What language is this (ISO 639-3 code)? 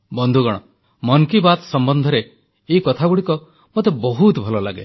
ori